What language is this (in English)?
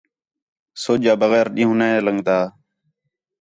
Khetrani